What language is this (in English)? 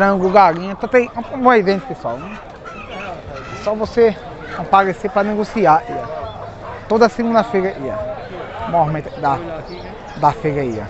Portuguese